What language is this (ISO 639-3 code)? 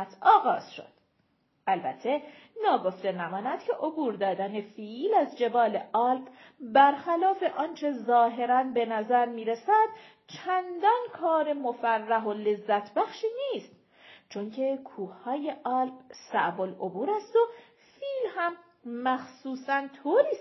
fas